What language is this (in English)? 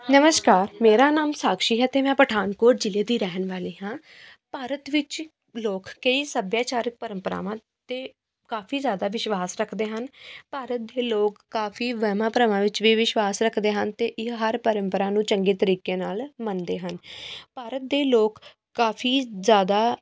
Punjabi